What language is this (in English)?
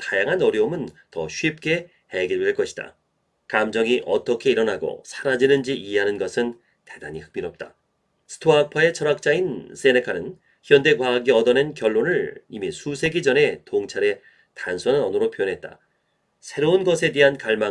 Korean